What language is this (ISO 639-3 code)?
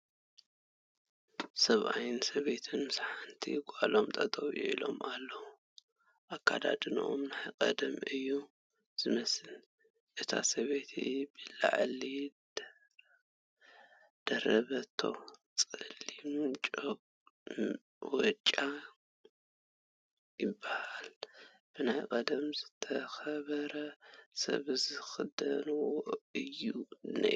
tir